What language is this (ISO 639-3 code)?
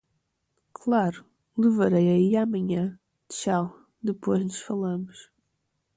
por